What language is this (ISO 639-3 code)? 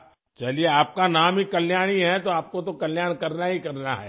urd